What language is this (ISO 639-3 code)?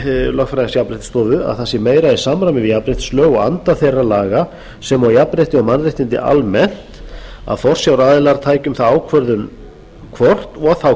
isl